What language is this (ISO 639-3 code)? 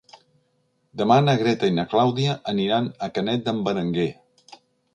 cat